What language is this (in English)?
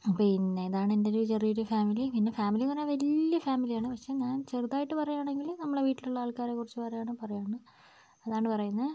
Malayalam